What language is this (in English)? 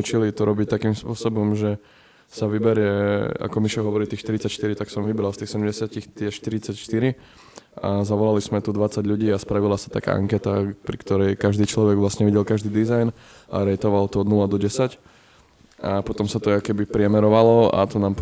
Slovak